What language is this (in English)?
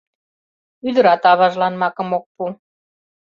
Mari